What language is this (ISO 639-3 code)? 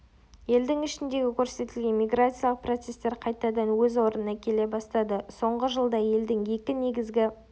kaz